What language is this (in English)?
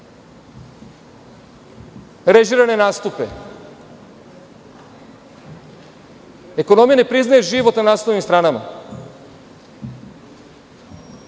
Serbian